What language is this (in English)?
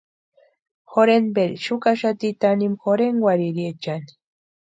Western Highland Purepecha